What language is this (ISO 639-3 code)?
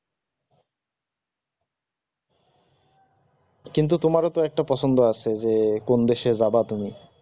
ben